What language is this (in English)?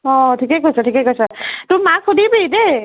Assamese